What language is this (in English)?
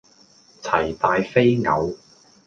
Cantonese